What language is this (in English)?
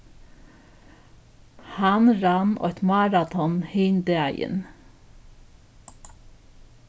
Faroese